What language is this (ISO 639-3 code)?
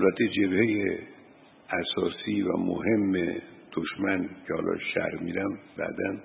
fas